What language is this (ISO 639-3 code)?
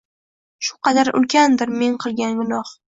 uzb